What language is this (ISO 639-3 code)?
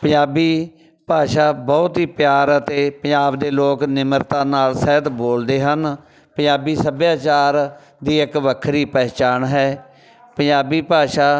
pan